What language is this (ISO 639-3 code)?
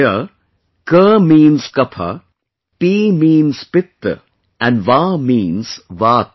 eng